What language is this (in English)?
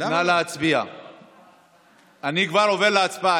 Hebrew